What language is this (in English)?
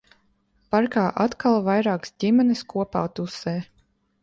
Latvian